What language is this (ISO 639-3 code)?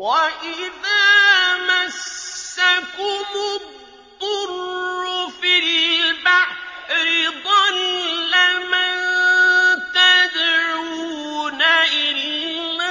ara